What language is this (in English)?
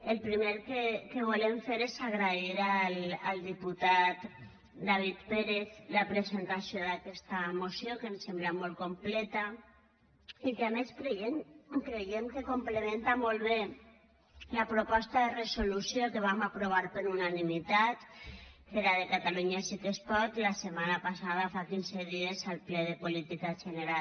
Catalan